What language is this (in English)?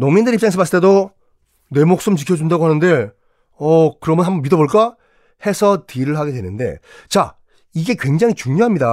Korean